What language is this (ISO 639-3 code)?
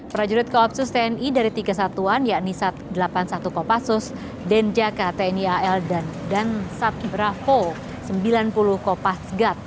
ind